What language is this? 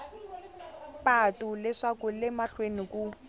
Tsonga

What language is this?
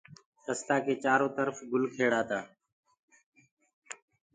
Gurgula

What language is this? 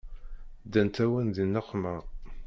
Kabyle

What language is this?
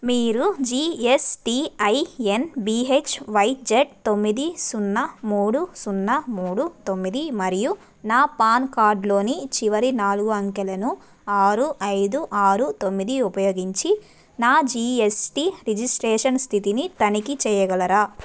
Telugu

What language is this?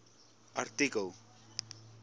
Afrikaans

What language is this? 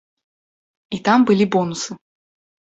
Belarusian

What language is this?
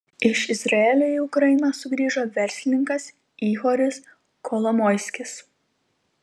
Lithuanian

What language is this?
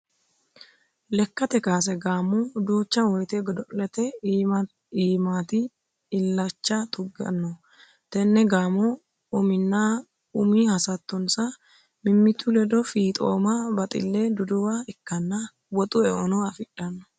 Sidamo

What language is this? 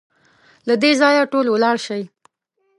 Pashto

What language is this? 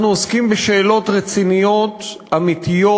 Hebrew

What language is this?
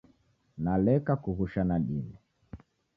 Taita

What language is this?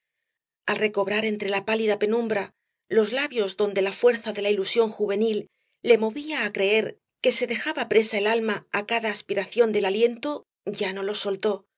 Spanish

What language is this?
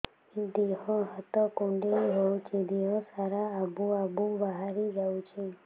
Odia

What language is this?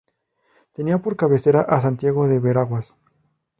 Spanish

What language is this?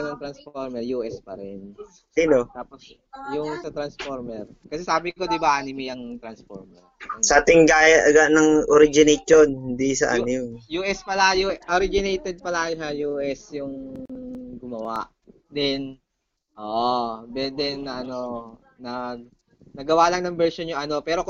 Filipino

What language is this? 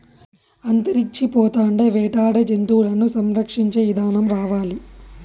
Telugu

